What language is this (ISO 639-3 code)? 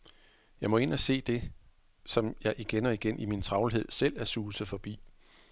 dan